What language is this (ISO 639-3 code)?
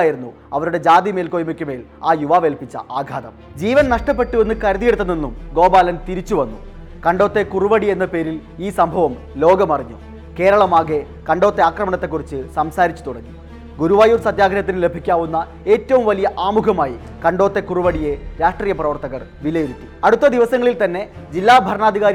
mal